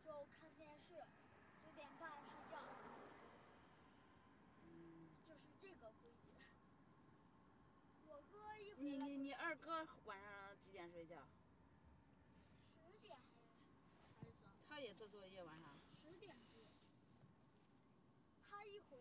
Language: Chinese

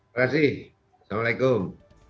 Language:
Indonesian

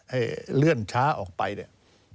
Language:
Thai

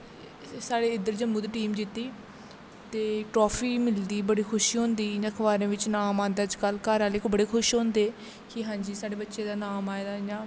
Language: Dogri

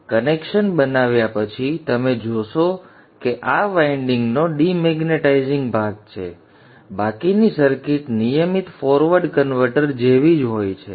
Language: Gujarati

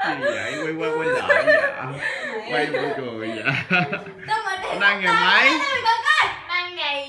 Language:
Vietnamese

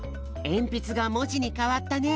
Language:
Japanese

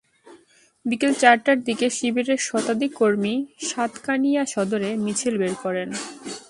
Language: Bangla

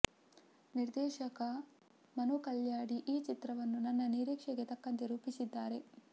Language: Kannada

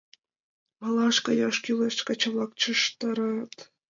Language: Mari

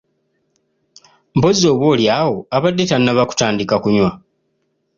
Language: Ganda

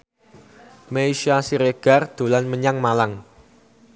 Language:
Javanese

